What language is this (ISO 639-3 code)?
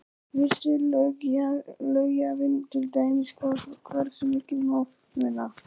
isl